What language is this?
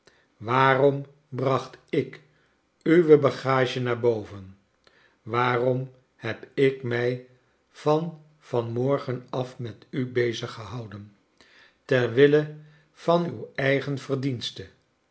Dutch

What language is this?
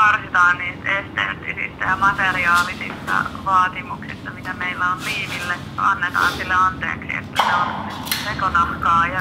Finnish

